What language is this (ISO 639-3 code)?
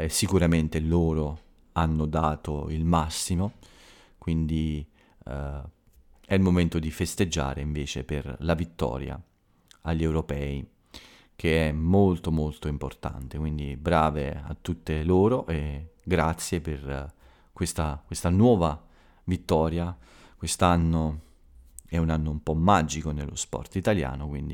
ita